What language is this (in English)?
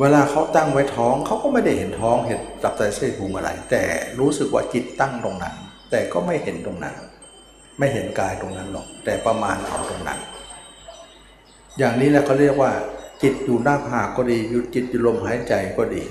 Thai